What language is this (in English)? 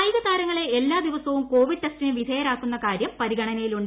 Malayalam